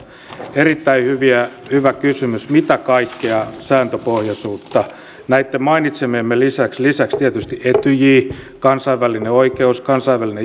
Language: Finnish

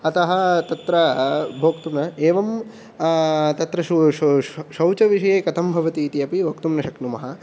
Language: Sanskrit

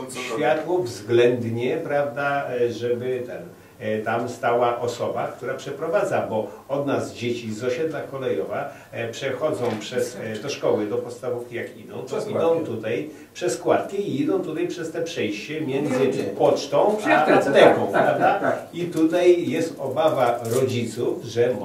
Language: Polish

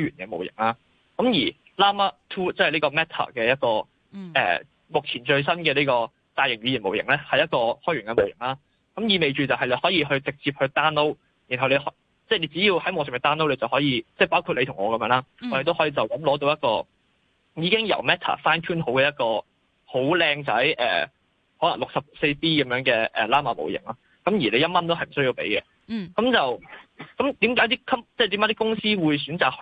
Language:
Chinese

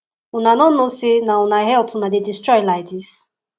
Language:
Nigerian Pidgin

